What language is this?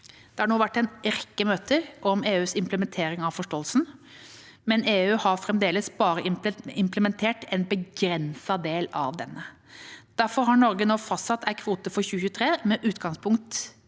Norwegian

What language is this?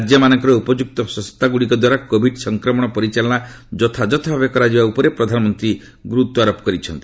Odia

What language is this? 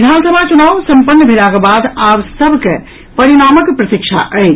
Maithili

